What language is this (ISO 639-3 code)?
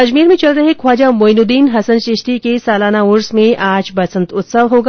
hin